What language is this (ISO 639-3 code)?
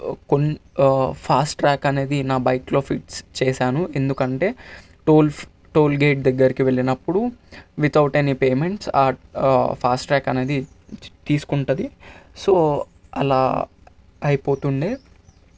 tel